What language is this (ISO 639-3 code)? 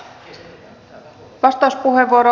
fin